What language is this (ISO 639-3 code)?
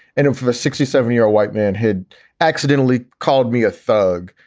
eng